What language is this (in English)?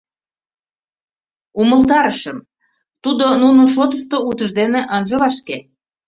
Mari